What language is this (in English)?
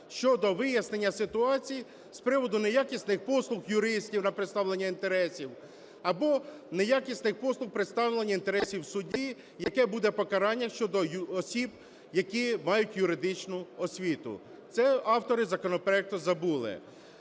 Ukrainian